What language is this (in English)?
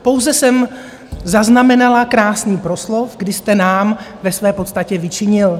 Czech